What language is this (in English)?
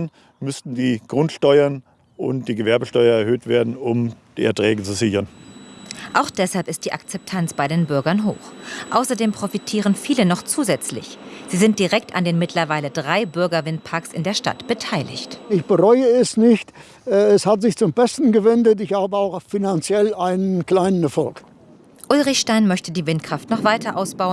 German